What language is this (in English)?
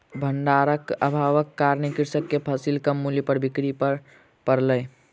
Maithili